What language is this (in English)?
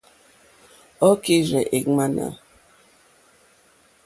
Mokpwe